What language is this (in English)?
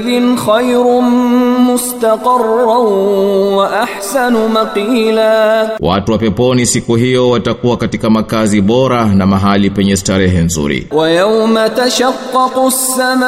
Swahili